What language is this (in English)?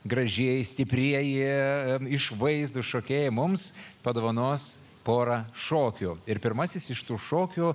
Lithuanian